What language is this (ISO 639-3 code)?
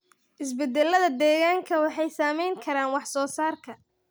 som